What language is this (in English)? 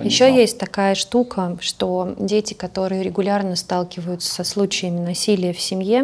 Russian